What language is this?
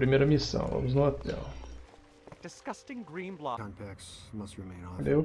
Portuguese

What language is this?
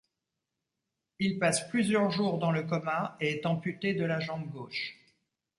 French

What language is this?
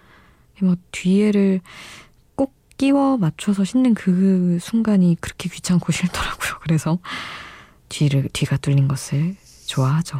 Korean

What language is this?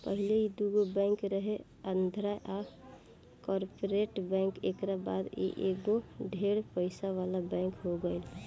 Bhojpuri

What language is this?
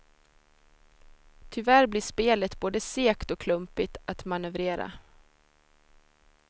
Swedish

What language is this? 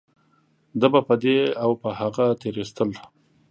Pashto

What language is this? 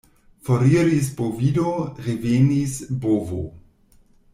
Esperanto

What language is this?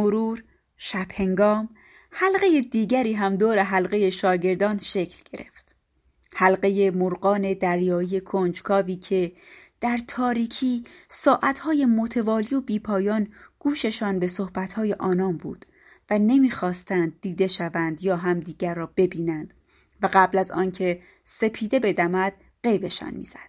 Persian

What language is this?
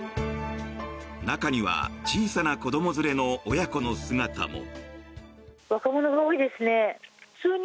Japanese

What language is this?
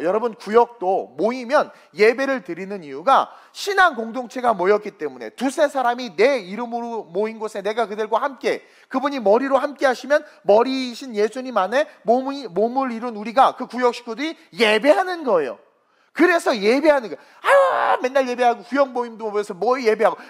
Korean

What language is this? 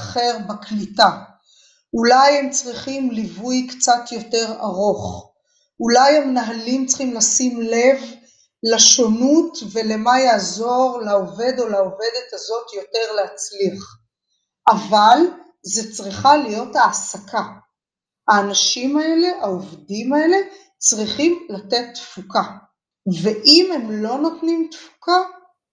Hebrew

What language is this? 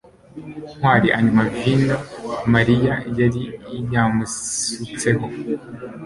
Kinyarwanda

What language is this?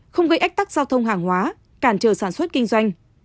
Vietnamese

